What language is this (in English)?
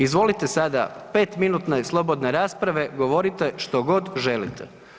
Croatian